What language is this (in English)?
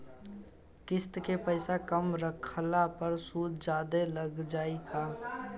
Bhojpuri